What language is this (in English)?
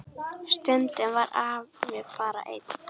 Icelandic